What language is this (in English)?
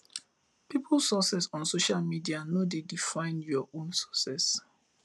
Nigerian Pidgin